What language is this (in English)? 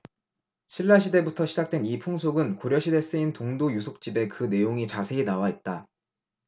Korean